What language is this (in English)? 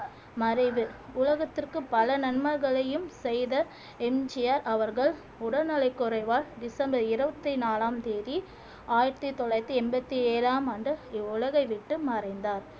Tamil